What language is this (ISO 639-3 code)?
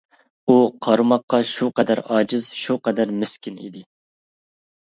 uig